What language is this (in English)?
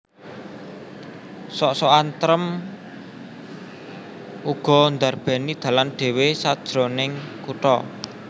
Javanese